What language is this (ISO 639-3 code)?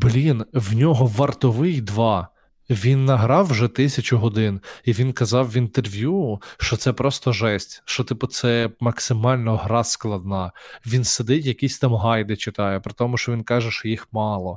ukr